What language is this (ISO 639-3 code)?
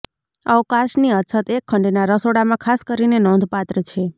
guj